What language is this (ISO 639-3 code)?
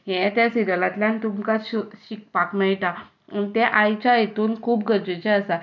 kok